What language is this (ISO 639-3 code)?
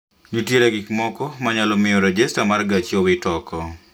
luo